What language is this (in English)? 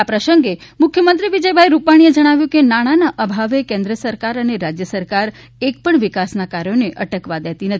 Gujarati